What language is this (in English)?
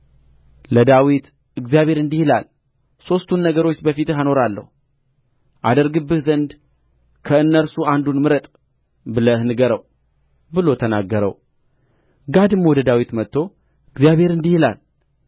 Amharic